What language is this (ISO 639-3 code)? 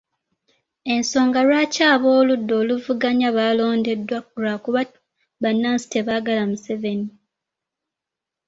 lug